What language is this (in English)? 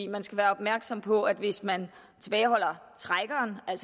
Danish